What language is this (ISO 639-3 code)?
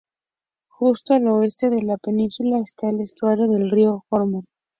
spa